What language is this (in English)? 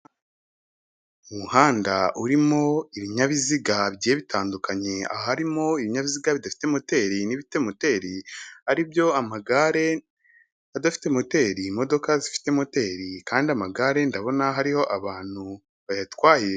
Kinyarwanda